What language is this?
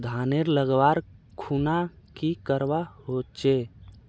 Magahi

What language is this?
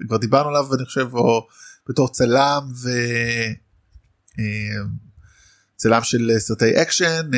Hebrew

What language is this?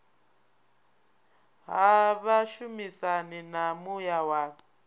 Venda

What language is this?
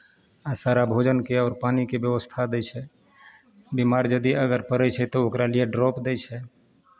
Maithili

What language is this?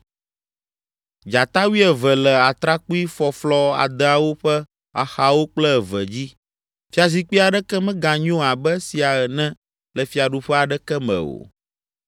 Ewe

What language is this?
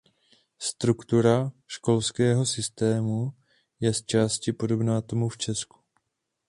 Czech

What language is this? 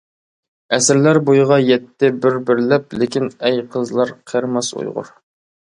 Uyghur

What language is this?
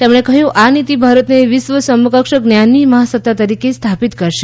Gujarati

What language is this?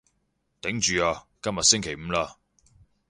Cantonese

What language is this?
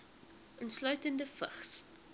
Afrikaans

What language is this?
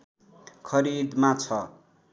Nepali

